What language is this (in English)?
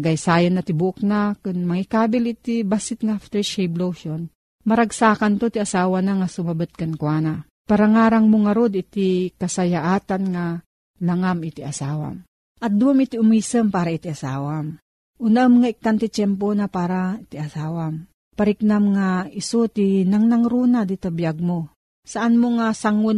Filipino